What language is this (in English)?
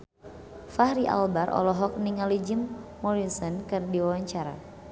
Sundanese